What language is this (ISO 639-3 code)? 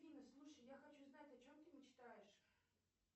rus